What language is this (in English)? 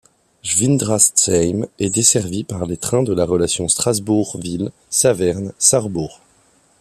French